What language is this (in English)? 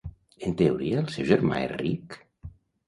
Catalan